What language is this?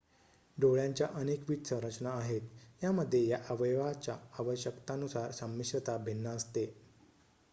Marathi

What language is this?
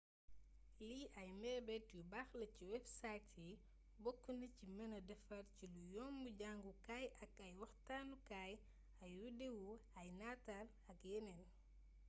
Wolof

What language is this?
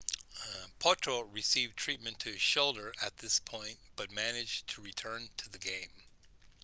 English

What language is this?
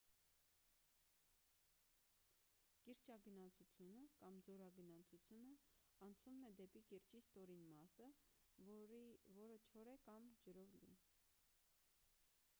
Armenian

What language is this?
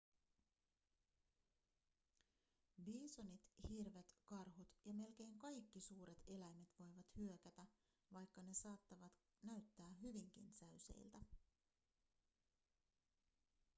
Finnish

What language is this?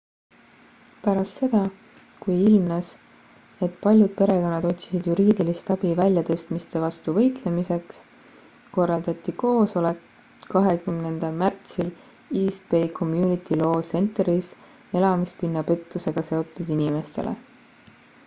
Estonian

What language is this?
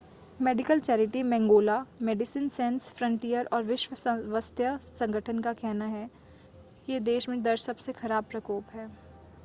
Hindi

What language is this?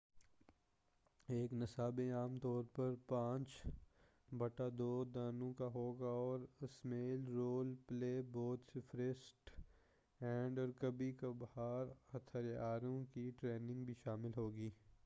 Urdu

